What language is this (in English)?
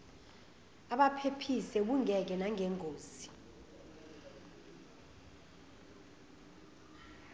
Zulu